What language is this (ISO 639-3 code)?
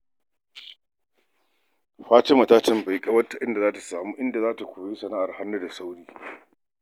hau